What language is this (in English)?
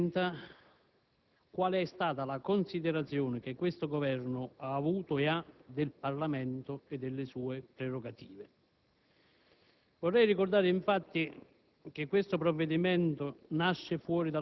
Italian